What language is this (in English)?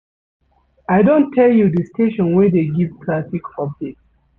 Nigerian Pidgin